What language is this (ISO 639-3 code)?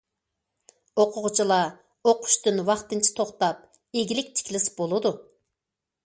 uig